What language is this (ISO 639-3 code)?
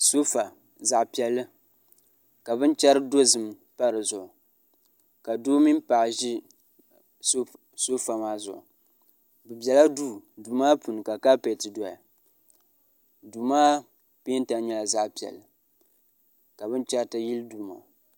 dag